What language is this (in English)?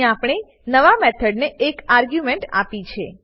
Gujarati